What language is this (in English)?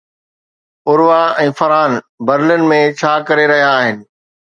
Sindhi